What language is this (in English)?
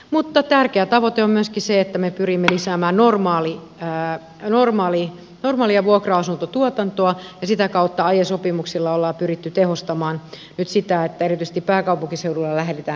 Finnish